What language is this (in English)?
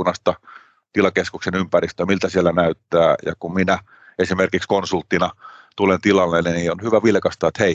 Finnish